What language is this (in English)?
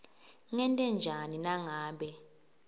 Swati